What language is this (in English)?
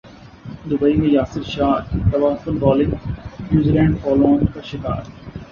Urdu